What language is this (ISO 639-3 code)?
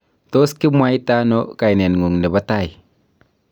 kln